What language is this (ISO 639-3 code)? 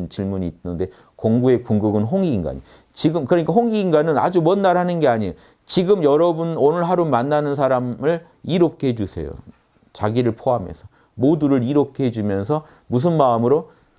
kor